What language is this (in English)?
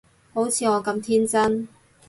Cantonese